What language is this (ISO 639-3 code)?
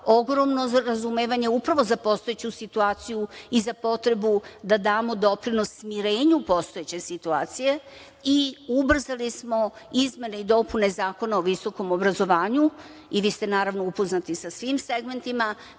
srp